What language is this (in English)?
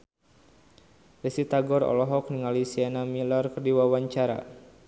Sundanese